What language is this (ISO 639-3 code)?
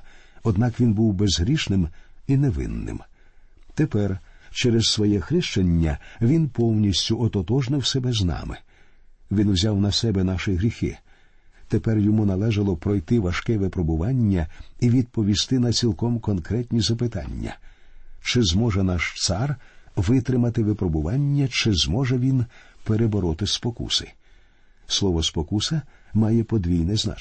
ukr